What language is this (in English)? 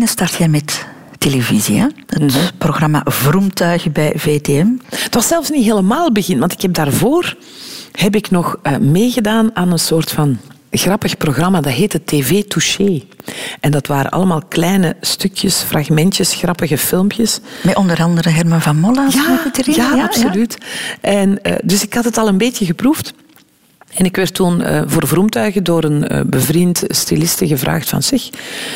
Dutch